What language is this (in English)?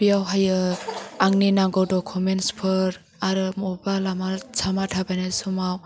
Bodo